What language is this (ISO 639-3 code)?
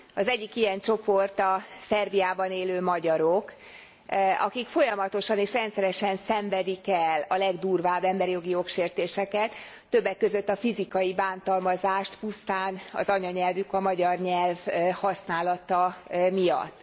hun